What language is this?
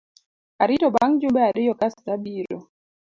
Luo (Kenya and Tanzania)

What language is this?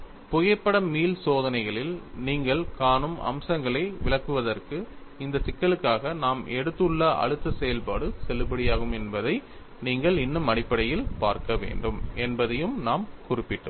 Tamil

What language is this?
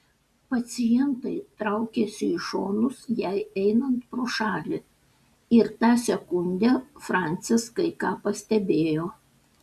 Lithuanian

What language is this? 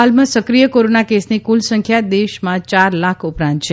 Gujarati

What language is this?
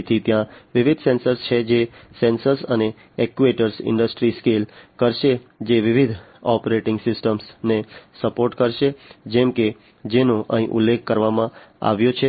Gujarati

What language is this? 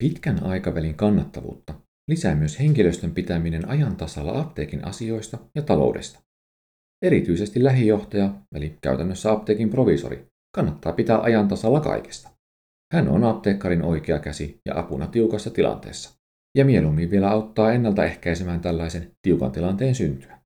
Finnish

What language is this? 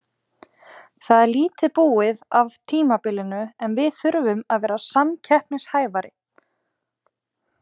Icelandic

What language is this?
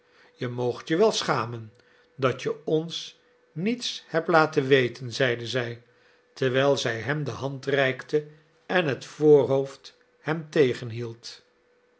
Dutch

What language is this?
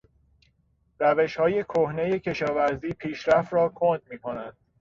Persian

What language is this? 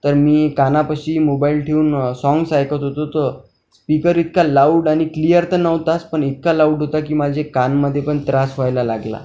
Marathi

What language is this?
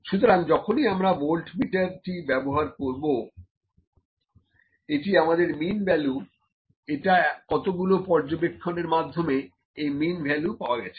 Bangla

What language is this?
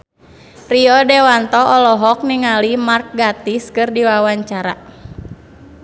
Sundanese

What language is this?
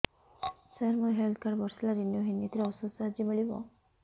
Odia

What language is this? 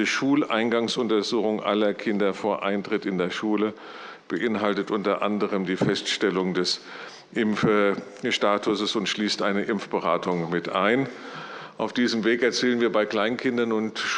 German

